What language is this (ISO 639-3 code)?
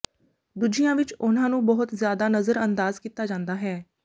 pan